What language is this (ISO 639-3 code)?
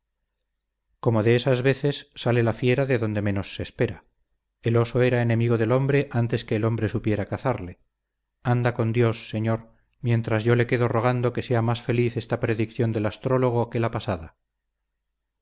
spa